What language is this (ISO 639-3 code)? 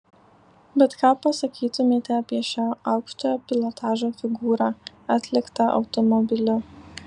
lit